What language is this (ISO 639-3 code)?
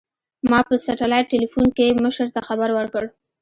pus